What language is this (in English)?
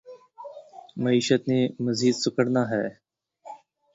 Urdu